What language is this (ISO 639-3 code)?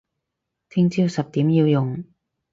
yue